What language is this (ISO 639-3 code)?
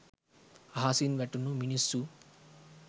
sin